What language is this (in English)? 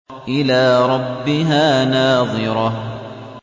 Arabic